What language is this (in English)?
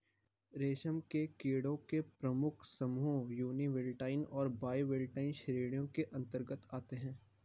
Hindi